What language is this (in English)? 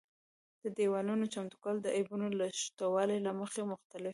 Pashto